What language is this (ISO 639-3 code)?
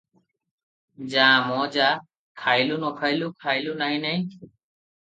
ori